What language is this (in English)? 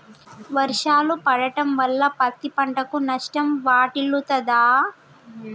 Telugu